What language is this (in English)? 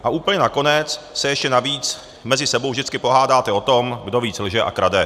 Czech